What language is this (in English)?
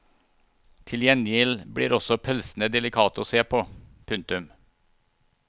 Norwegian